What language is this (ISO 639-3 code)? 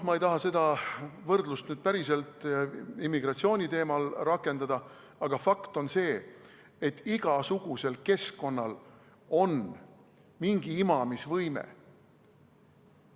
est